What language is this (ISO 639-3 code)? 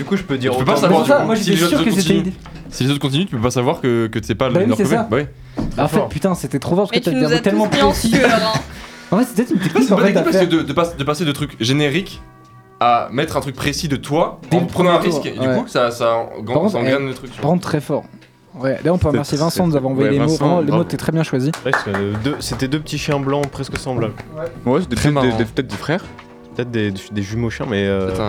fra